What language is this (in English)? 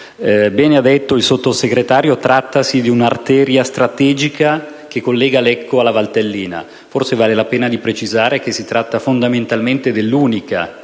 Italian